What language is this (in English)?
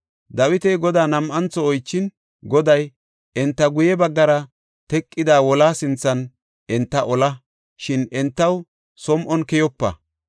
Gofa